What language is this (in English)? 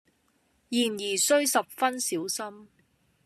Cantonese